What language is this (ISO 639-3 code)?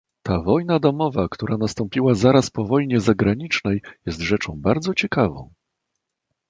pol